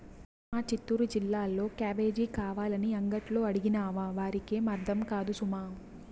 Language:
Telugu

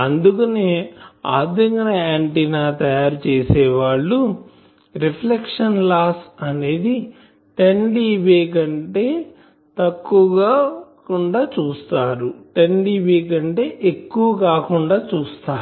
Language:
Telugu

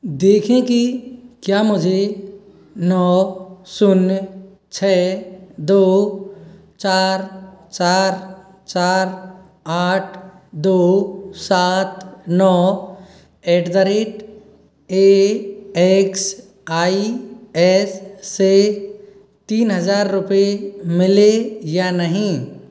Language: Hindi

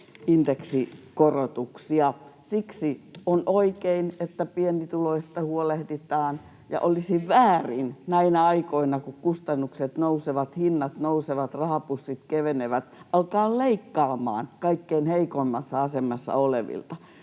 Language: Finnish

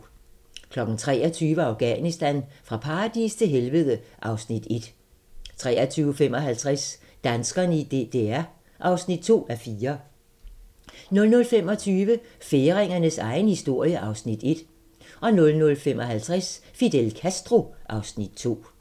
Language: Danish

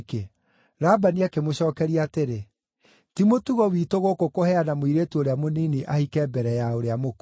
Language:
Kikuyu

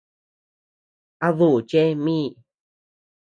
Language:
Tepeuxila Cuicatec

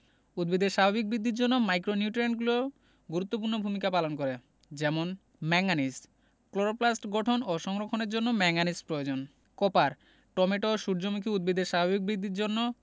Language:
Bangla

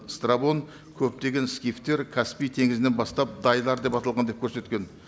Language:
Kazakh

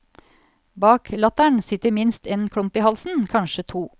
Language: Norwegian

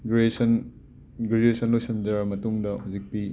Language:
Manipuri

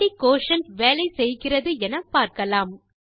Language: Tamil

